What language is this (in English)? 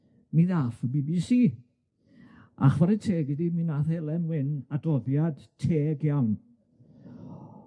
Welsh